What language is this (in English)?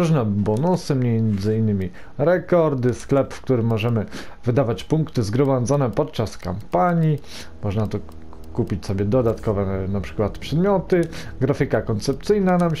Polish